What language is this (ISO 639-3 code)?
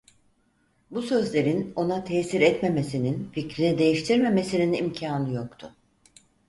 tur